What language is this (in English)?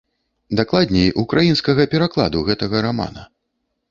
Belarusian